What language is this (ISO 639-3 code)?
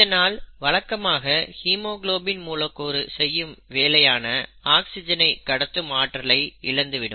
tam